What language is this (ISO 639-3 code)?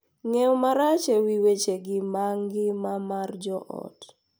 luo